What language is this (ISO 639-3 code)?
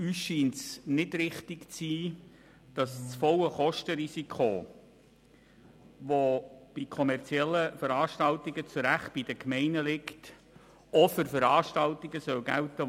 gsw